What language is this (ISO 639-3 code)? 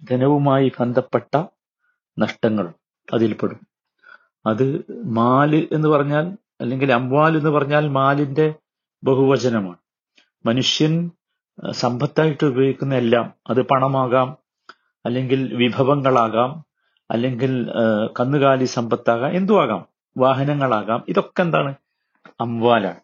mal